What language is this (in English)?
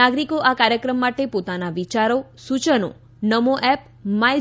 Gujarati